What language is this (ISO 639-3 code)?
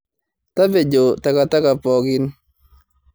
mas